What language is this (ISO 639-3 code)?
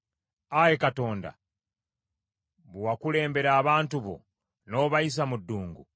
lug